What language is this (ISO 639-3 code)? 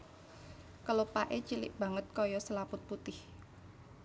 jav